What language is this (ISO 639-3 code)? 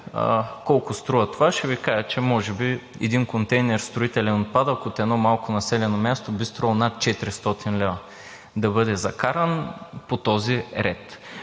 bul